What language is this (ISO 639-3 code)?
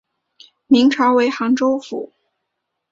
zho